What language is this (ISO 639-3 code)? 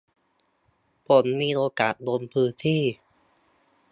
tha